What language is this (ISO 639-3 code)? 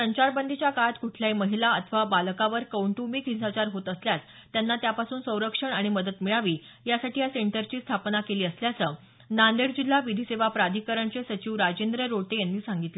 mar